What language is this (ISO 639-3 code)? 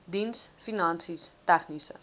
afr